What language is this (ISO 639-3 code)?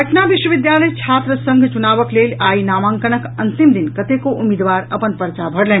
mai